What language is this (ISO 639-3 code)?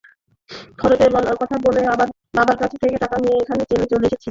ben